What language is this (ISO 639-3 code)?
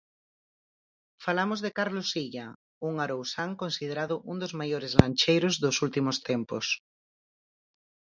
glg